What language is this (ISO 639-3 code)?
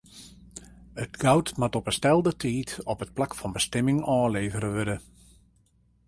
fry